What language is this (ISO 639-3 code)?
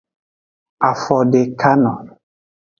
ajg